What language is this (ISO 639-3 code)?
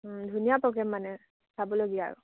asm